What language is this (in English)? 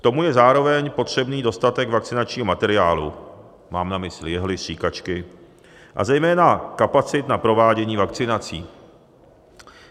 Czech